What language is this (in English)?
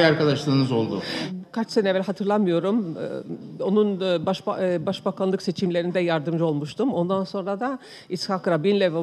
Turkish